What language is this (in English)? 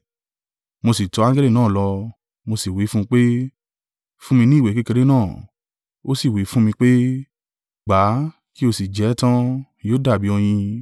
Yoruba